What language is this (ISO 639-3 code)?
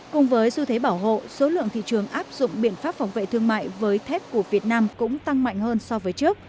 vie